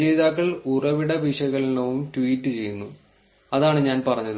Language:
Malayalam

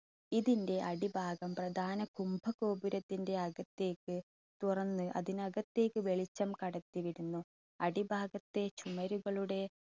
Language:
Malayalam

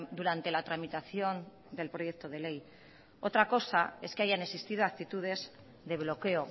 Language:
Spanish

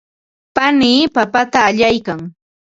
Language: Ambo-Pasco Quechua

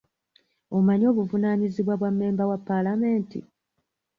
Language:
Ganda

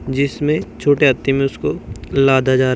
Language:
Hindi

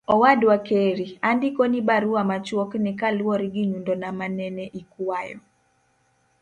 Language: Luo (Kenya and Tanzania)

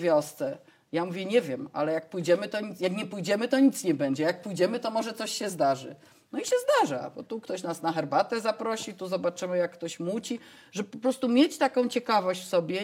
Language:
Polish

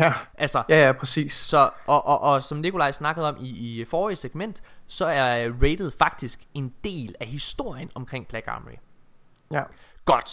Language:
Danish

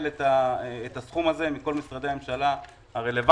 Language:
Hebrew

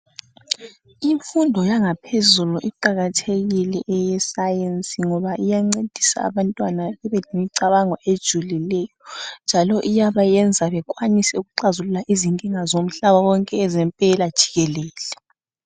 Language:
North Ndebele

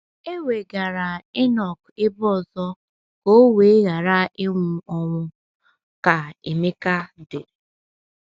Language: Igbo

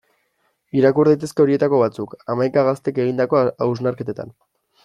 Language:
Basque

